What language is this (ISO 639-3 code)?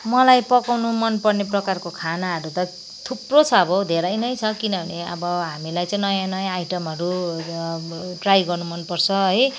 nep